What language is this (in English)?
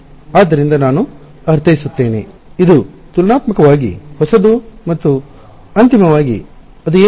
Kannada